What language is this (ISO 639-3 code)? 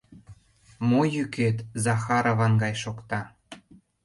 chm